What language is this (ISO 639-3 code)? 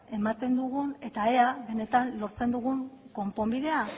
eus